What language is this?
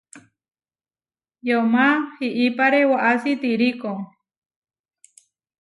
Huarijio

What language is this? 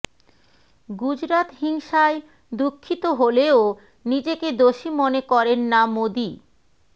Bangla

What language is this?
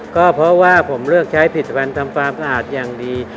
Thai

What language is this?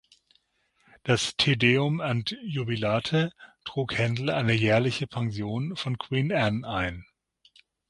German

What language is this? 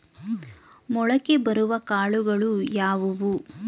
Kannada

